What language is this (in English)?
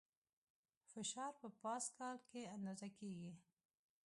Pashto